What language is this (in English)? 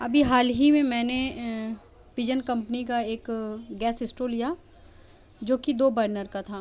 Urdu